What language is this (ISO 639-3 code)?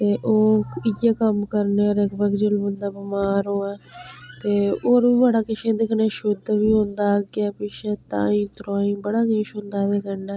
doi